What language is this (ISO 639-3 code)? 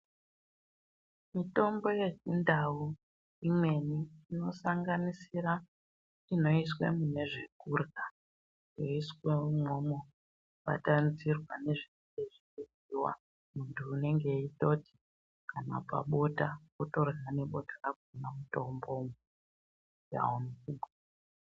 ndc